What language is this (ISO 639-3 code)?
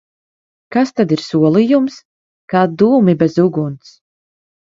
lav